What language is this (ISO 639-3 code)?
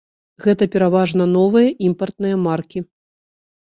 bel